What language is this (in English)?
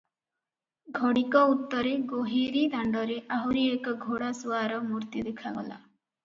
Odia